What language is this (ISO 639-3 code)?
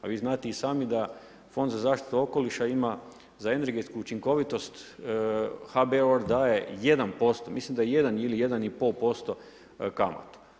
hrv